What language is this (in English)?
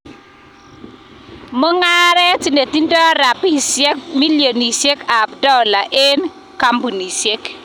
Kalenjin